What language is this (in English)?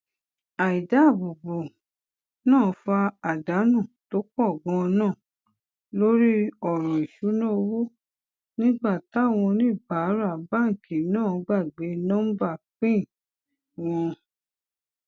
Yoruba